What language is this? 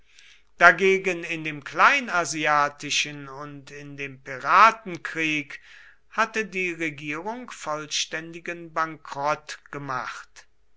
German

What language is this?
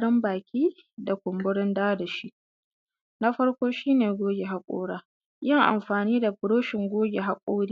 Hausa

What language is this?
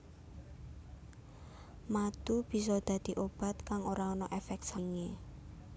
Javanese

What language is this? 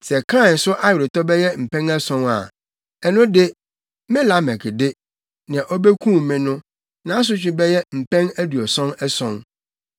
Akan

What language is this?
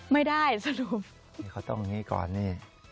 Thai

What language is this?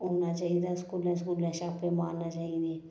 Dogri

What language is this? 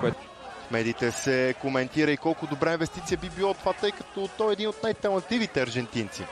Bulgarian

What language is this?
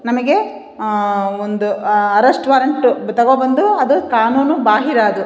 Kannada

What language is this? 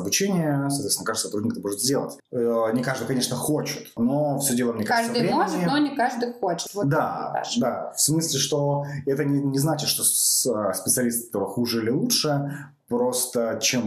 Russian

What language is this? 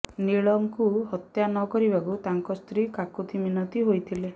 Odia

